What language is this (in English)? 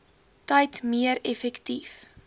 Afrikaans